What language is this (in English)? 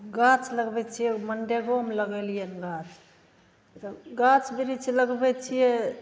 Maithili